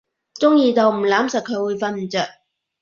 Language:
Cantonese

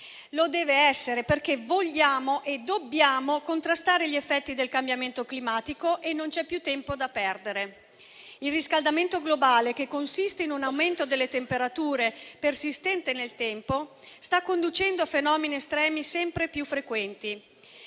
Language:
Italian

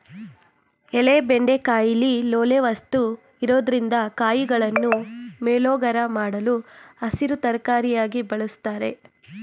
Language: Kannada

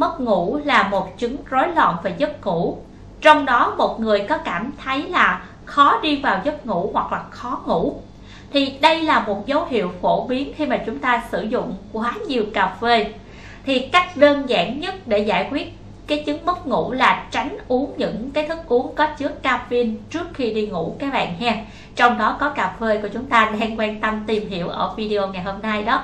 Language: Vietnamese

